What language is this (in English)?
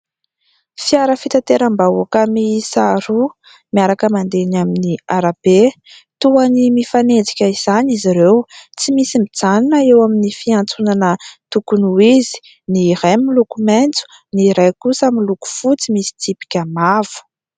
Malagasy